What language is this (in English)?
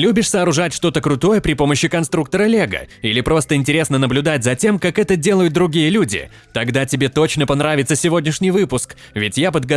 Russian